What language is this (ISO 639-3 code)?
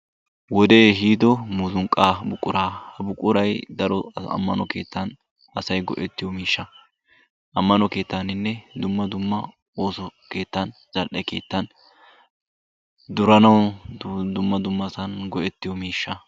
wal